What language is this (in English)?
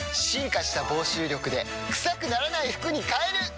Japanese